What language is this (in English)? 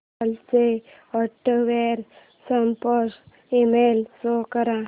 Marathi